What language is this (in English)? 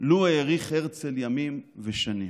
Hebrew